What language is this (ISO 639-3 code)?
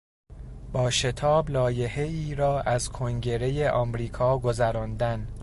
fas